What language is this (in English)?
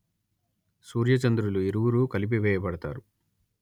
Telugu